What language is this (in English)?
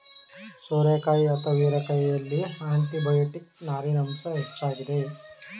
Kannada